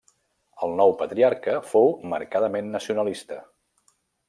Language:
Catalan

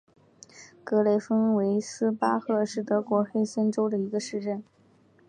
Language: Chinese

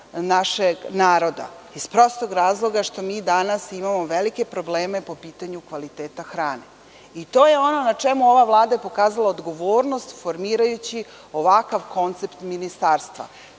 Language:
Serbian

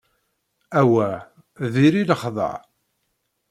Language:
Kabyle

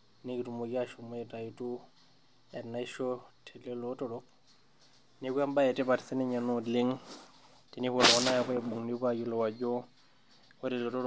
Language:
Masai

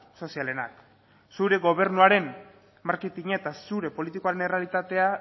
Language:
Basque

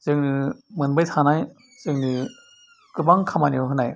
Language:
Bodo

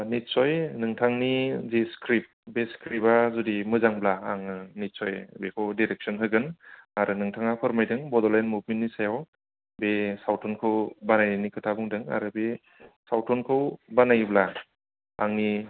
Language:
Bodo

